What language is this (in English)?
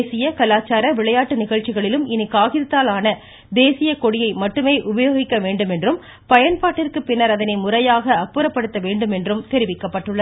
Tamil